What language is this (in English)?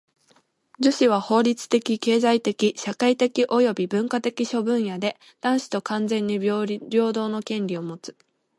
Japanese